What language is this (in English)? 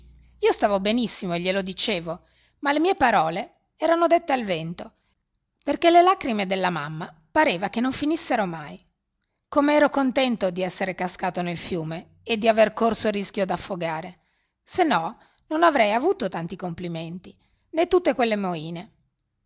Italian